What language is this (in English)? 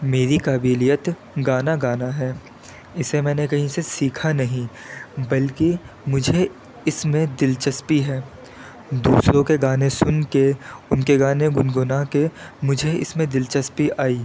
Urdu